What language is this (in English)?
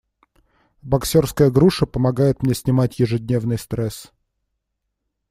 Russian